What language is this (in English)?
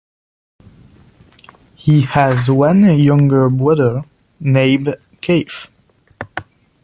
English